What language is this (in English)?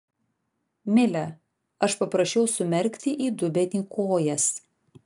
Lithuanian